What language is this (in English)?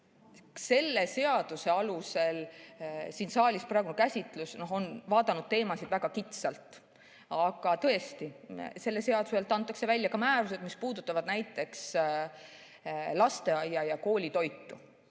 Estonian